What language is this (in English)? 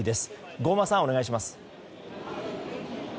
Japanese